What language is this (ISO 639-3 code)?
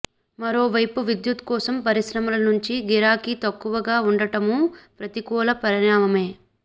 tel